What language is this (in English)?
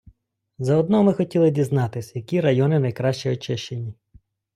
Ukrainian